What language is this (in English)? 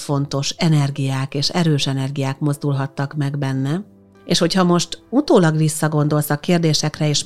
Hungarian